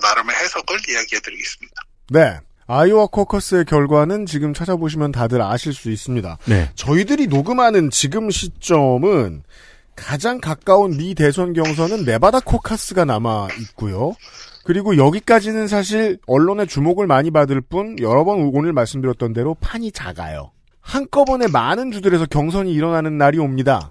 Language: Korean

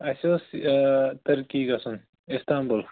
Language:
Kashmiri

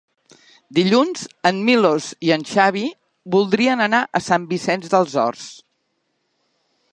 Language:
Catalan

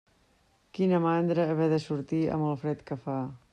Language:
Catalan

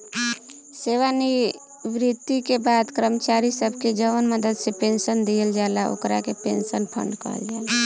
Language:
Bhojpuri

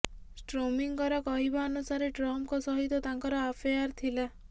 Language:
Odia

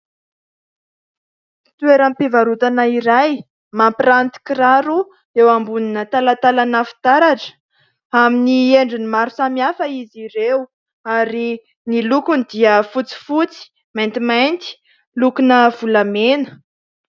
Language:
Malagasy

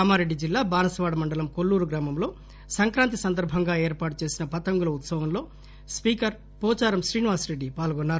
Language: Telugu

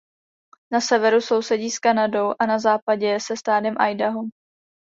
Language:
Czech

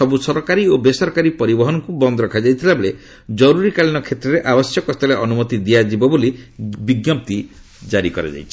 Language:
Odia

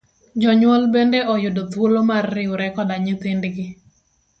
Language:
Luo (Kenya and Tanzania)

